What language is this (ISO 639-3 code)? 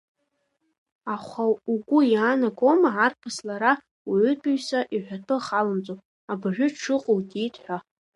abk